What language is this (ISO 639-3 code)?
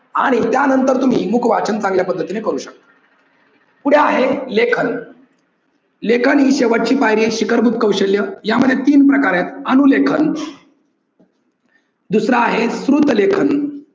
mar